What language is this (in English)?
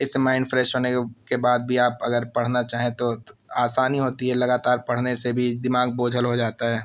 Urdu